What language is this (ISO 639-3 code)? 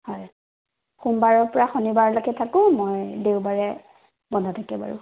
asm